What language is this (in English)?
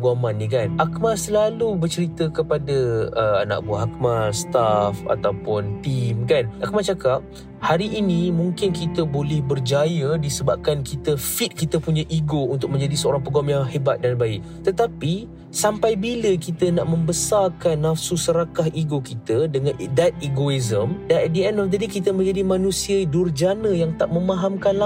Malay